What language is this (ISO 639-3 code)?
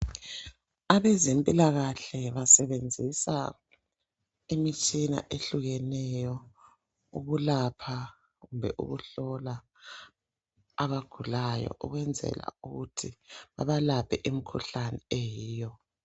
nde